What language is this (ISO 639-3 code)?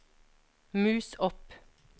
nor